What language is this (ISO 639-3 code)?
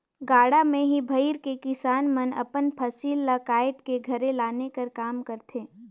hne